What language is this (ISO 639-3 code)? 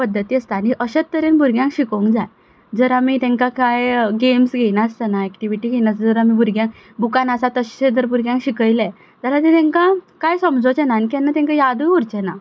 kok